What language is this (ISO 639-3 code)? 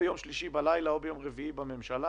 heb